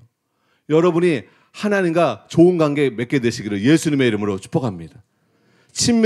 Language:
Korean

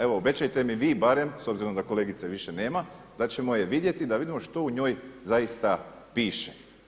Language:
Croatian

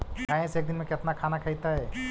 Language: Magahi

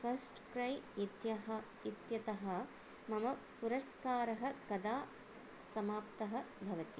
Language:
Sanskrit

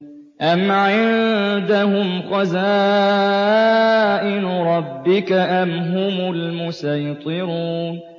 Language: Arabic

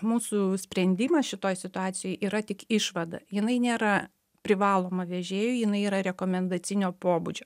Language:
Lithuanian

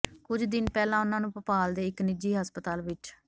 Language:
Punjabi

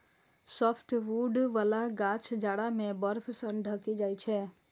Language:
Maithili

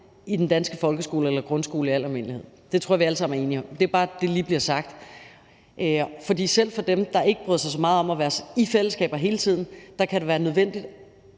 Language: Danish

